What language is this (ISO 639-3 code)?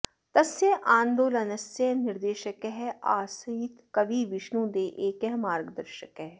san